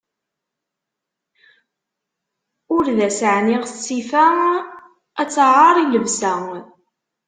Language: Kabyle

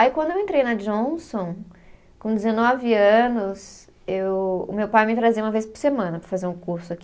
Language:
Portuguese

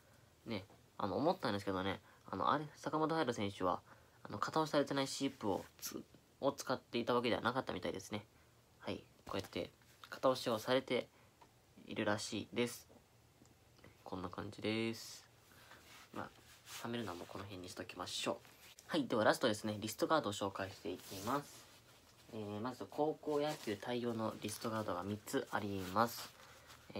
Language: Japanese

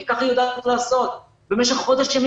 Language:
Hebrew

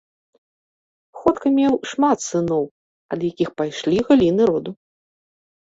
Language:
Belarusian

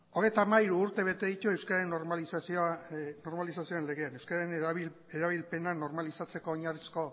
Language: Basque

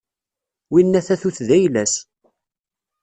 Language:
Kabyle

